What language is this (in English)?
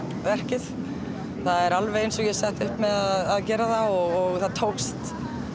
Icelandic